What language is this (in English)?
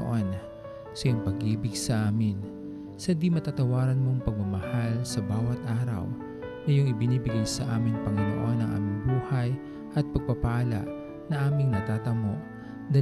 Filipino